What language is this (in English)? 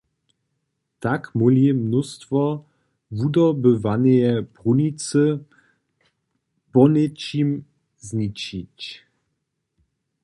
Upper Sorbian